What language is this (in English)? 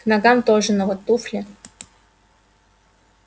Russian